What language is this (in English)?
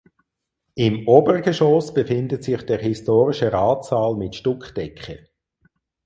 German